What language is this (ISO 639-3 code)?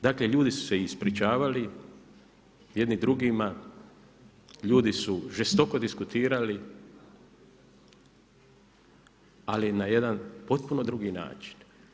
hrv